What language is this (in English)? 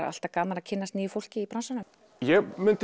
Icelandic